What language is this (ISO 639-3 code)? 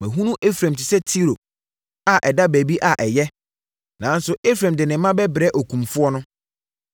aka